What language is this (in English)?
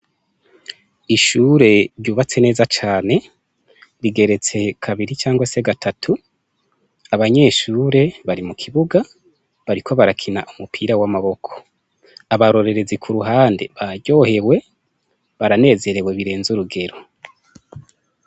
Rundi